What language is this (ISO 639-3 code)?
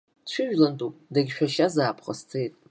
abk